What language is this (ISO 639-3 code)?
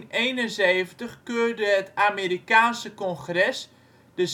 nld